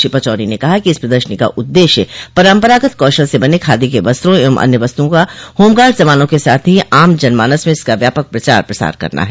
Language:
Hindi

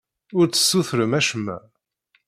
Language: Kabyle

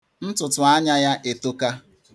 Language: Igbo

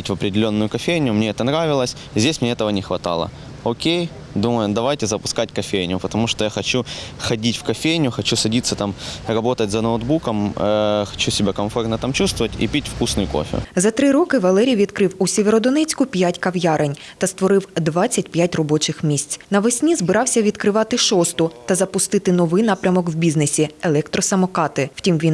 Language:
Ukrainian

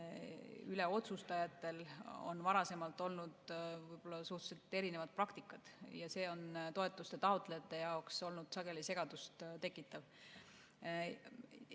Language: Estonian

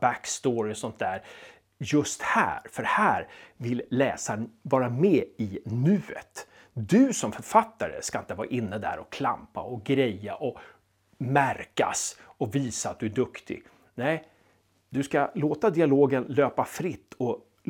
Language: Swedish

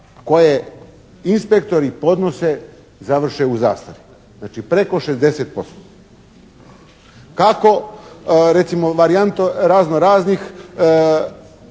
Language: Croatian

